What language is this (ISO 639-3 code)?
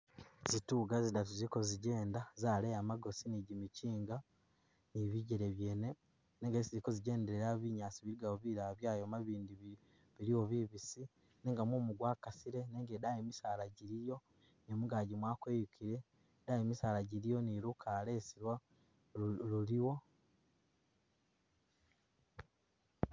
myx